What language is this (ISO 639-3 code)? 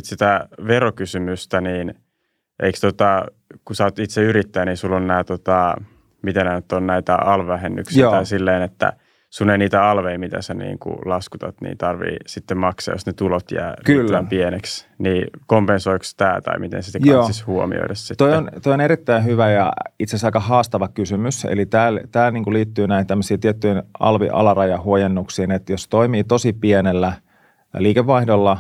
fin